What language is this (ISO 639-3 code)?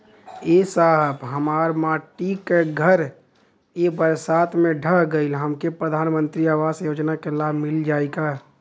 bho